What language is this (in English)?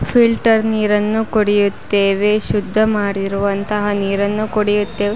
Kannada